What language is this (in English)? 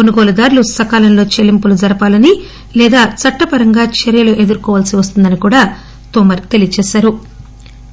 Telugu